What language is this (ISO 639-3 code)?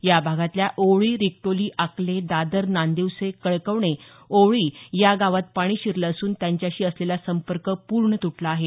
mar